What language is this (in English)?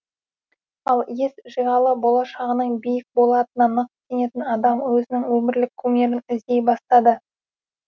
Kazakh